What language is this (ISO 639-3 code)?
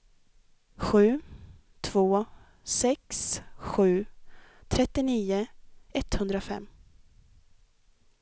swe